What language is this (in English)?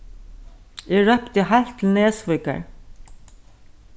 Faroese